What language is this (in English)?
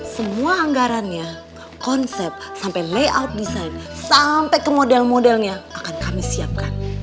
Indonesian